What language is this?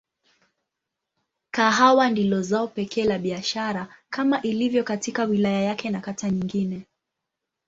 Swahili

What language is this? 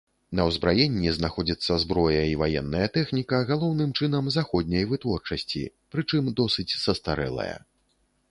Belarusian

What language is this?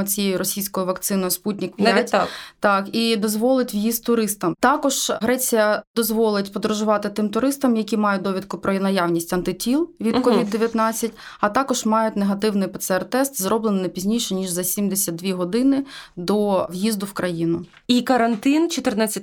Ukrainian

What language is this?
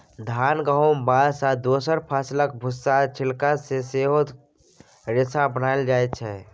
Maithili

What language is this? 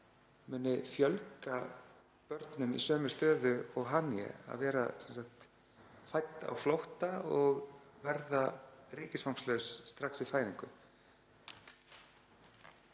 Icelandic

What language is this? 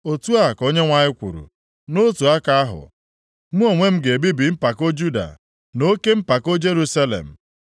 Igbo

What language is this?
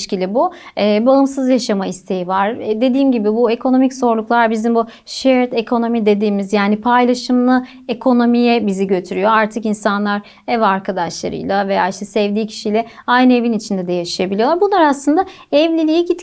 Turkish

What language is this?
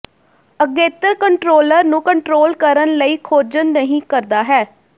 Punjabi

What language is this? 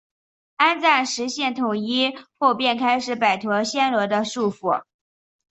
Chinese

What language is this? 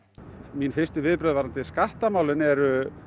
Icelandic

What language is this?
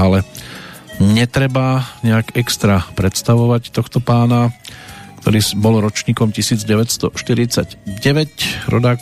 Slovak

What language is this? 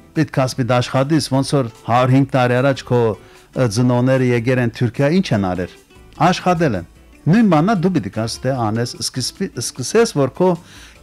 Turkish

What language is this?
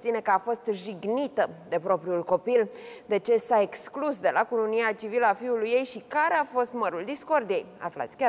Romanian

